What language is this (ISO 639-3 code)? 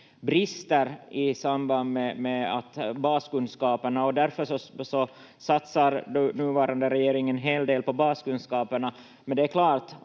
fin